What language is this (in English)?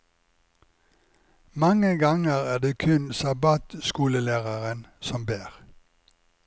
Norwegian